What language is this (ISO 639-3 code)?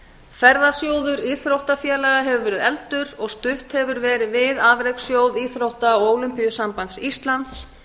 isl